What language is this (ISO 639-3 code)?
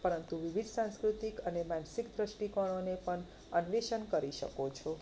guj